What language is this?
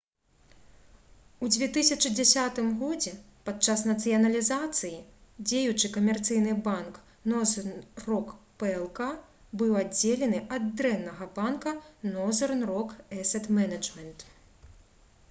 Belarusian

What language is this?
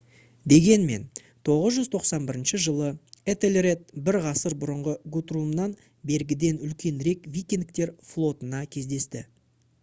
Kazakh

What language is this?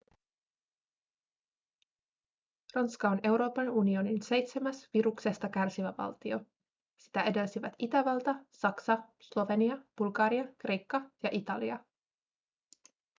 Finnish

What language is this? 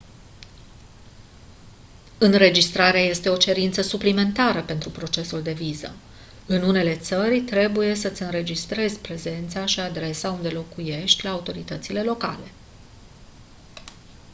Romanian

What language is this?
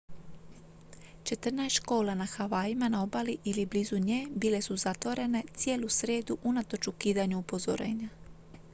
Croatian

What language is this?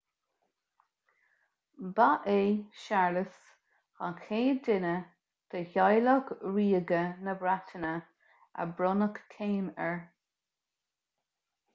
Irish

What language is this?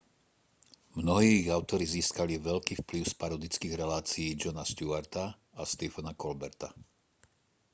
Slovak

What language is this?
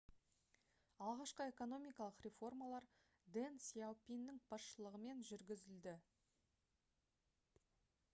Kazakh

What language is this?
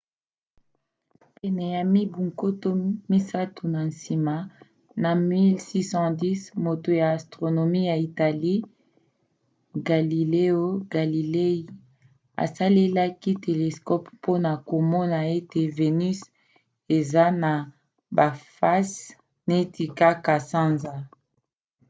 Lingala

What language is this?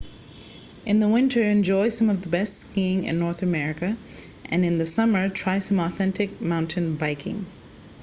English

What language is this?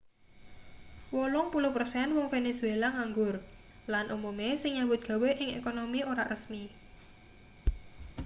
Javanese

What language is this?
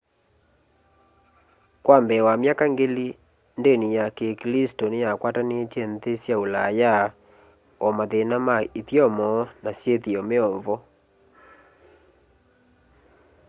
Kamba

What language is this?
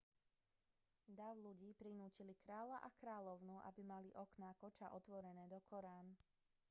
Slovak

